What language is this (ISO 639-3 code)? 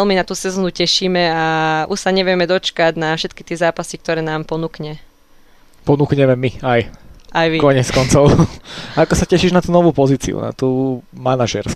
slk